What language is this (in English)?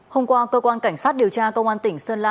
Vietnamese